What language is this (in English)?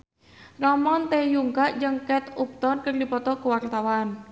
Sundanese